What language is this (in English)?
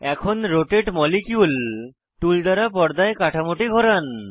Bangla